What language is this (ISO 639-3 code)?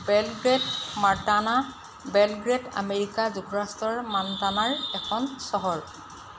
asm